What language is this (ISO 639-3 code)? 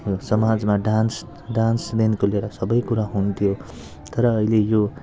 nep